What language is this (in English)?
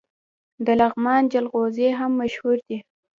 Pashto